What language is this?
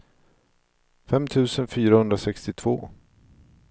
Swedish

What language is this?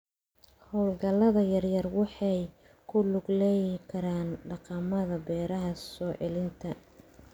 Somali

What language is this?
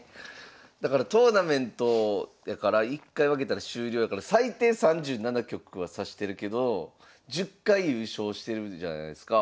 Japanese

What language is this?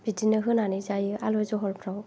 Bodo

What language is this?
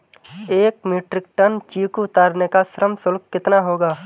Hindi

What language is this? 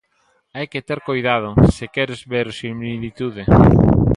Galician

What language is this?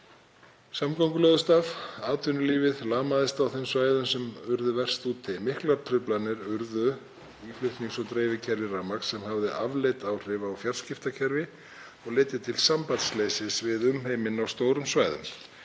Icelandic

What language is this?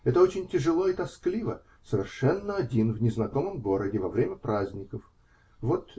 Russian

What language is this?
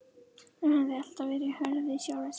Icelandic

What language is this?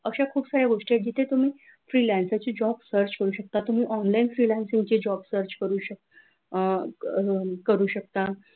Marathi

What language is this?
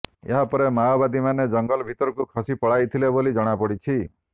Odia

